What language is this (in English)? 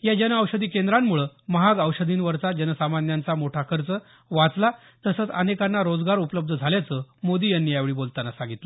Marathi